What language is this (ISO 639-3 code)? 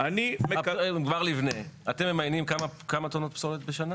heb